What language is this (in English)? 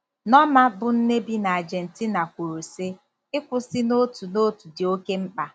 Igbo